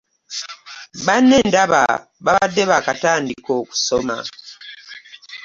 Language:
Ganda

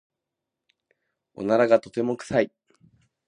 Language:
Japanese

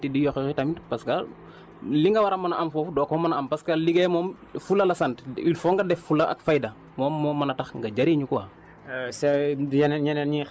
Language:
Wolof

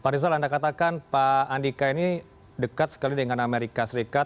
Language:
Indonesian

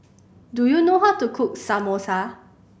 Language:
English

